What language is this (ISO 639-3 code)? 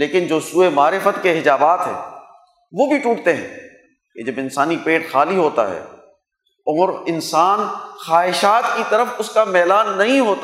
urd